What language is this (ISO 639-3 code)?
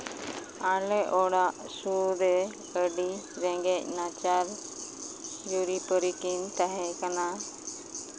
sat